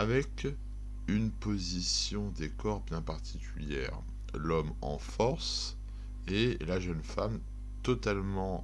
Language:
French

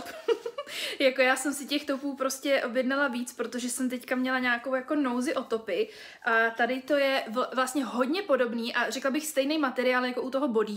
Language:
Czech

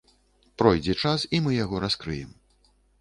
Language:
Belarusian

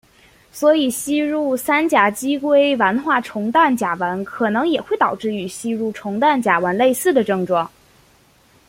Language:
Chinese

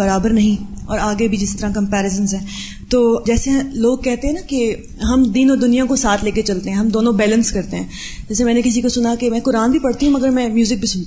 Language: Urdu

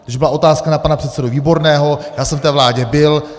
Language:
Czech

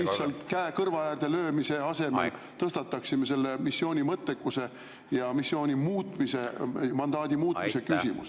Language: Estonian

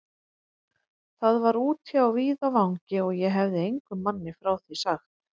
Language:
Icelandic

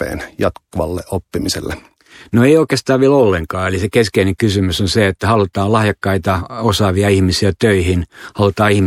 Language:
Finnish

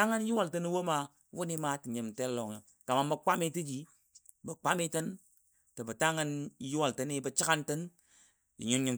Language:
Dadiya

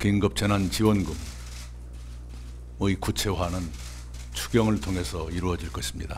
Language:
Korean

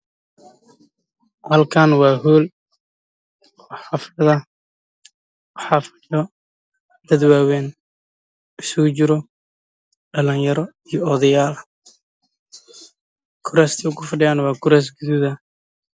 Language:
Somali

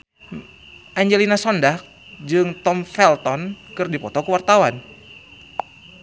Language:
Sundanese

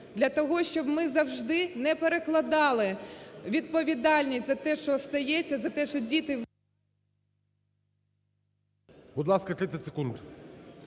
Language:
Ukrainian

